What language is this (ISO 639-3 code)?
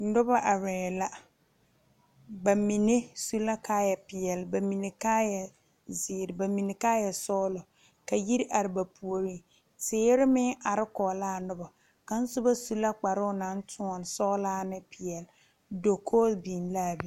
dga